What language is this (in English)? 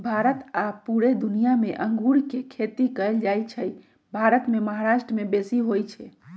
Magahi